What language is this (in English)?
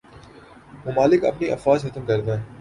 Urdu